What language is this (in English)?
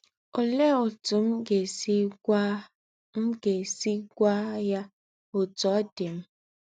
Igbo